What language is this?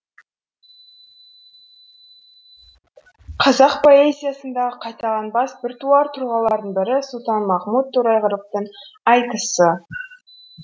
Kazakh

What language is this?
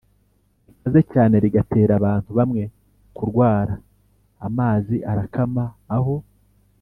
Kinyarwanda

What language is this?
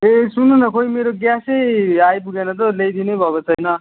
Nepali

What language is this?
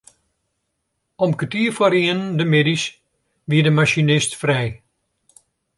Western Frisian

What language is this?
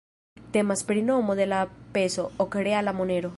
Esperanto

